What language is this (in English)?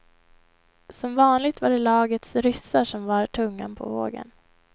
Swedish